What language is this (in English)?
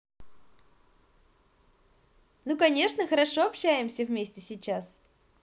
Russian